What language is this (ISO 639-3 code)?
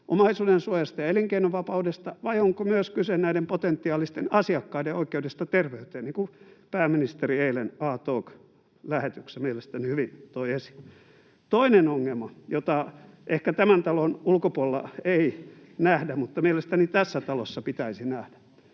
fin